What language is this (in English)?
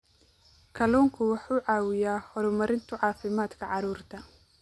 Somali